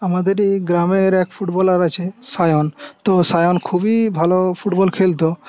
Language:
Bangla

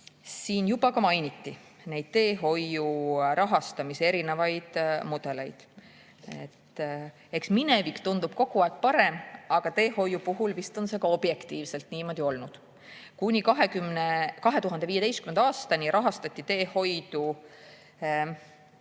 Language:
Estonian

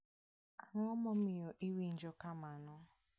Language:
Luo (Kenya and Tanzania)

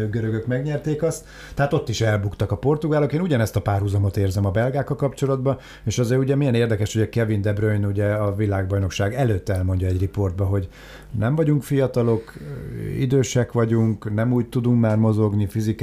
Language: Hungarian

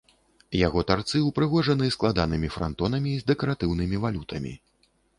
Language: Belarusian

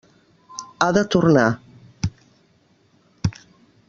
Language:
Catalan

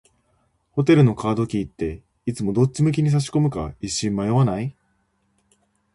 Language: Japanese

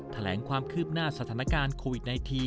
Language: Thai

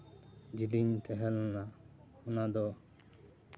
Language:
Santali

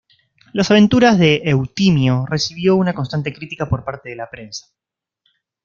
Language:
Spanish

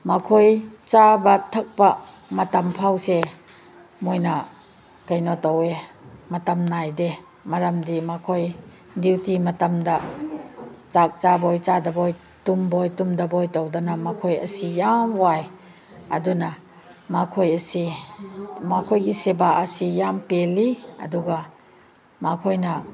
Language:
Manipuri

